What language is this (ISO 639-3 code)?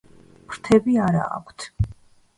kat